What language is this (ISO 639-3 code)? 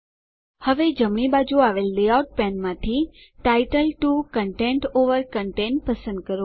guj